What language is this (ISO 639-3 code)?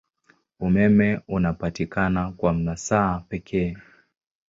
swa